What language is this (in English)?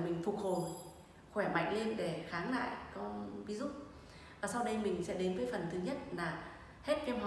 Vietnamese